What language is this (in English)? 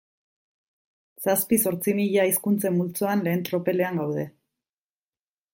Basque